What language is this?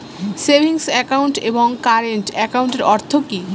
Bangla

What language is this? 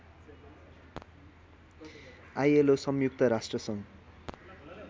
Nepali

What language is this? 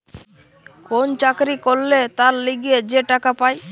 Bangla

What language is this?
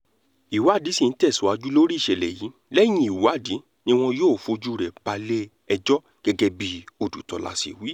Yoruba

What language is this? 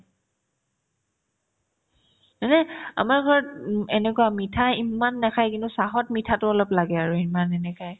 Assamese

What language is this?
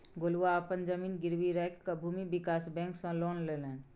Maithili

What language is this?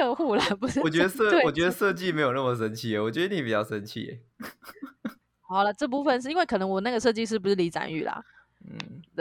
Chinese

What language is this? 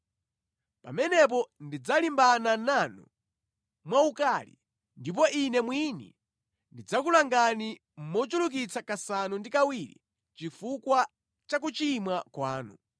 Nyanja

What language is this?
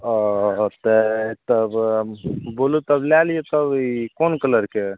Maithili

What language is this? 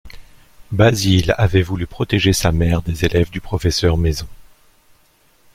French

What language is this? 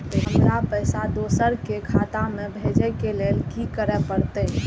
Maithili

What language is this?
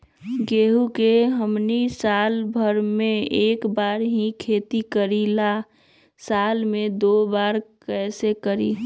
Magahi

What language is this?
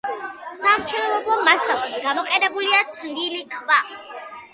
Georgian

